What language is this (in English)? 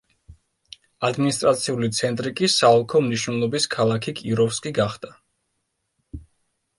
Georgian